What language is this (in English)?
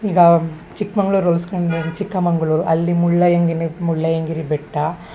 Kannada